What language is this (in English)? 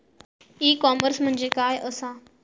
Marathi